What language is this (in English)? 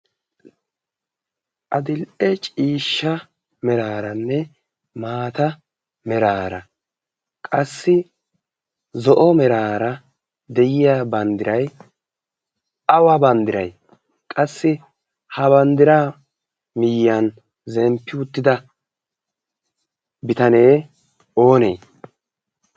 Wolaytta